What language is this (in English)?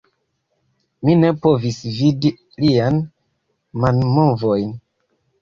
Esperanto